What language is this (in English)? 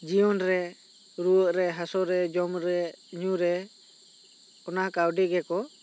Santali